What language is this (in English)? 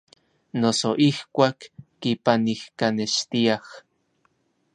Orizaba Nahuatl